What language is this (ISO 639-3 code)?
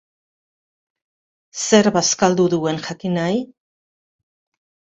eus